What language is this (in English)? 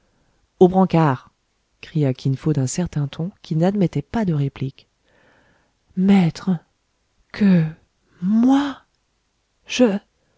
French